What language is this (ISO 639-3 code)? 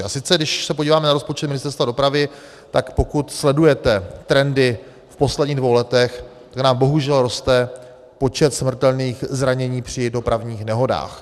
ces